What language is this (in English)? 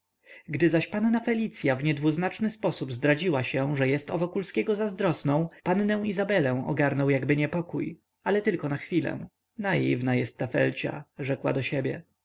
Polish